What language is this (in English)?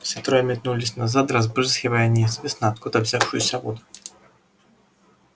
Russian